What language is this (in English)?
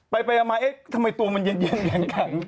Thai